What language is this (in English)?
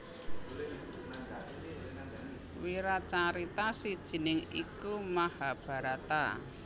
Javanese